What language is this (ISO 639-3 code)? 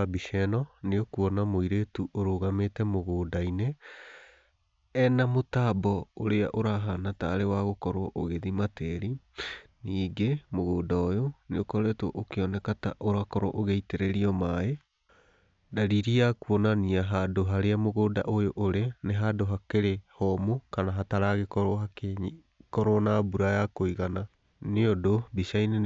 kik